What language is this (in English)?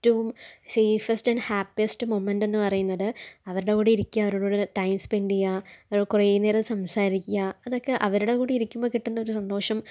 Malayalam